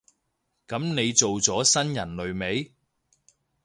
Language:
Cantonese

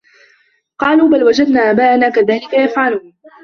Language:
Arabic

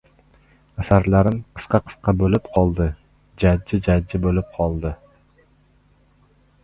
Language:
Uzbek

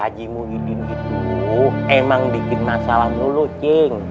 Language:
Indonesian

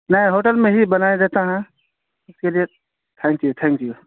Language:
Urdu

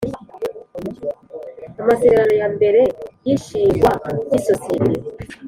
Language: Kinyarwanda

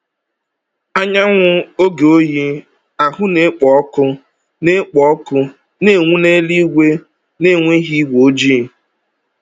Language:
Igbo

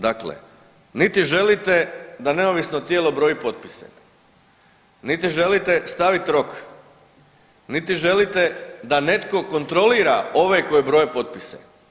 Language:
Croatian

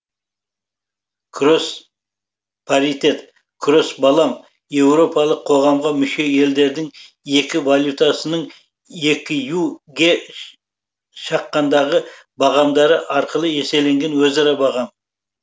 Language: Kazakh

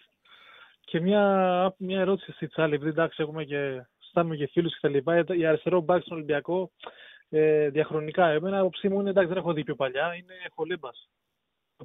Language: Greek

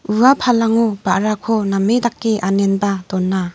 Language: Garo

